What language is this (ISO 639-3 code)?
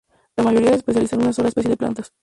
spa